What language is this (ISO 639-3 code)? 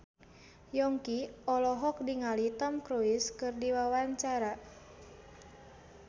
sun